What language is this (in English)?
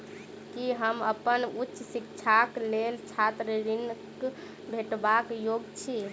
Maithili